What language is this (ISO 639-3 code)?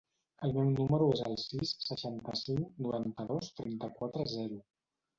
cat